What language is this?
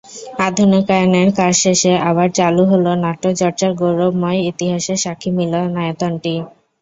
Bangla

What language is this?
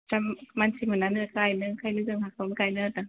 Bodo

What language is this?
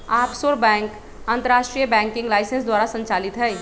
Magahi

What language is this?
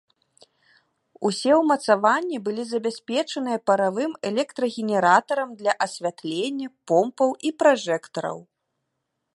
Belarusian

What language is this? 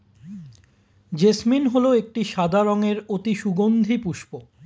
Bangla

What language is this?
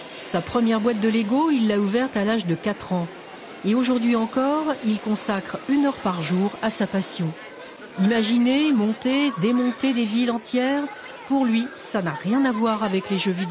French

